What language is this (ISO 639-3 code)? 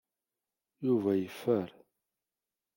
kab